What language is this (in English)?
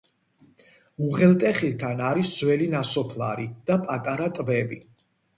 Georgian